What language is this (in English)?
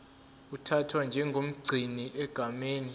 Zulu